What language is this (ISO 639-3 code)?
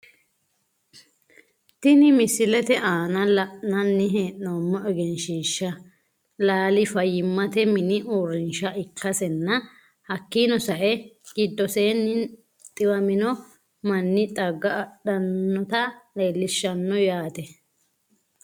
sid